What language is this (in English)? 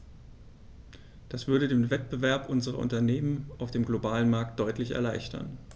German